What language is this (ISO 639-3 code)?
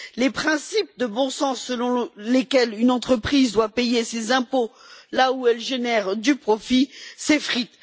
fra